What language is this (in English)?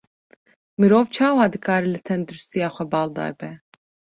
Kurdish